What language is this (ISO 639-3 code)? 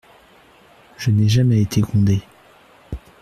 fra